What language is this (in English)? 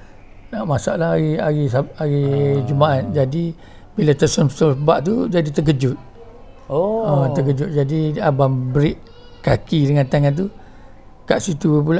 Malay